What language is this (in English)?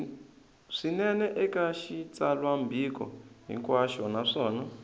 Tsonga